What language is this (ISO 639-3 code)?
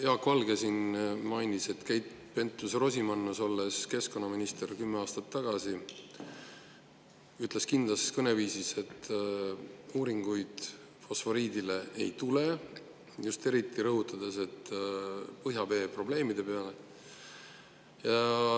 est